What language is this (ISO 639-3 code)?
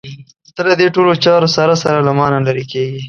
pus